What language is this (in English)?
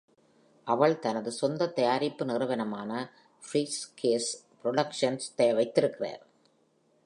Tamil